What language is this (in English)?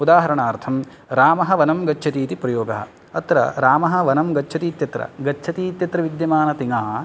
Sanskrit